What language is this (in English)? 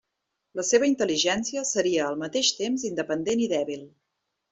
Catalan